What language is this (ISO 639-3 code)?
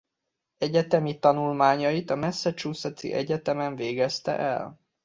hun